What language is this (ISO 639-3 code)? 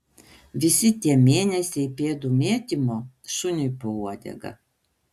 lit